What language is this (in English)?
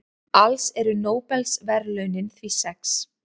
Icelandic